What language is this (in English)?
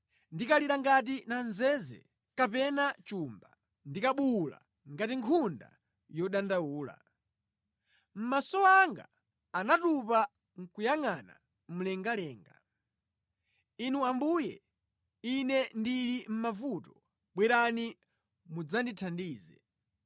Nyanja